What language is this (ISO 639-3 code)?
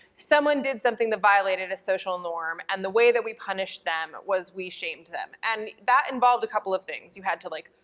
eng